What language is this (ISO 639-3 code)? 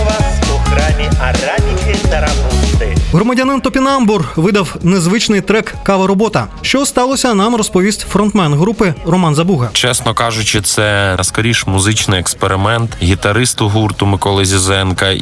ukr